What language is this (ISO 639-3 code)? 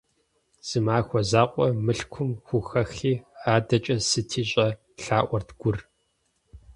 kbd